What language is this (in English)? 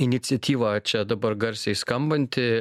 Lithuanian